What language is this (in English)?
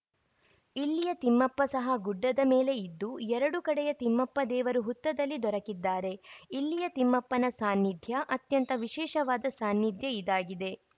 Kannada